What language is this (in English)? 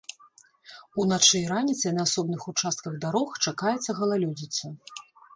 Belarusian